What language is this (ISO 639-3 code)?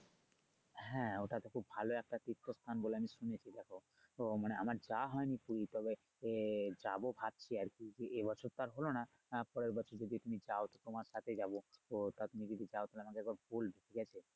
ben